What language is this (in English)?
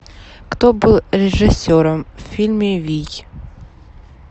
Russian